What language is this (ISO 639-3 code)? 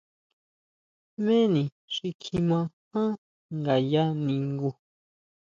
mau